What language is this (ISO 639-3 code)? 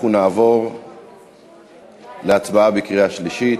heb